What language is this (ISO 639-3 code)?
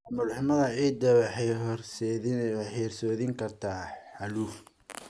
som